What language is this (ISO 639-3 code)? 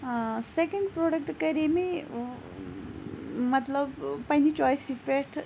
kas